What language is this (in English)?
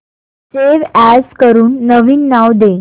Marathi